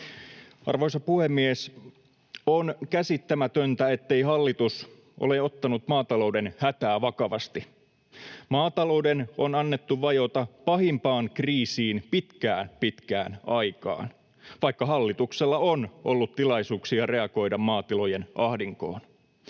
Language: Finnish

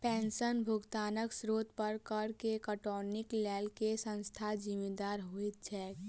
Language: Maithili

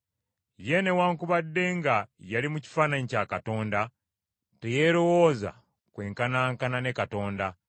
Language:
Ganda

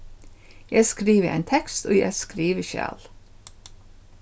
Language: Faroese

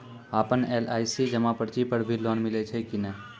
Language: Maithili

